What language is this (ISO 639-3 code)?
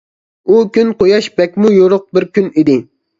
uig